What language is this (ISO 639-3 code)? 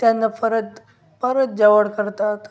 mar